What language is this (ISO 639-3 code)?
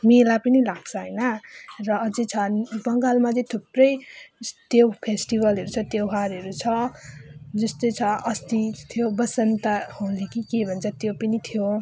nep